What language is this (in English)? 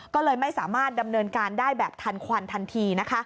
Thai